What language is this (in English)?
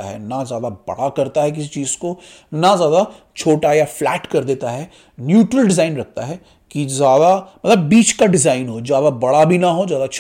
Hindi